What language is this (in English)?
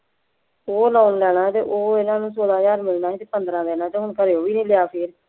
Punjabi